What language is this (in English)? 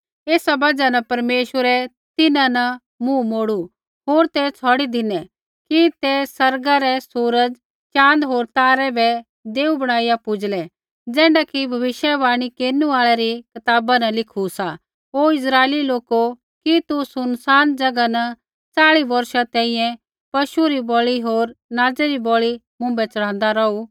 Kullu Pahari